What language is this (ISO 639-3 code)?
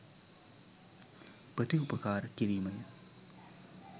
sin